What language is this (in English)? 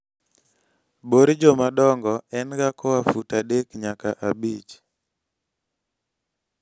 Luo (Kenya and Tanzania)